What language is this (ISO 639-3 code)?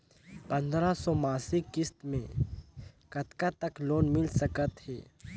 hne